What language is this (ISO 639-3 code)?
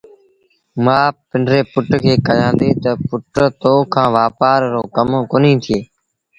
sbn